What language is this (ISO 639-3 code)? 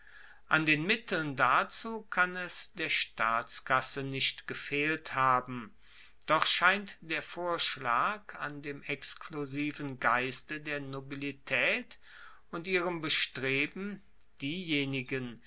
deu